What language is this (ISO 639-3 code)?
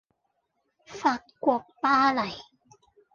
yue